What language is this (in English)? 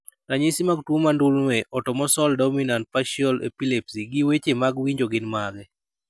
Luo (Kenya and Tanzania)